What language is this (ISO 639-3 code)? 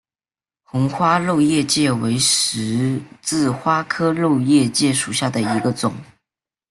zho